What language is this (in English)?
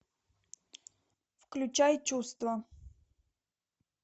Russian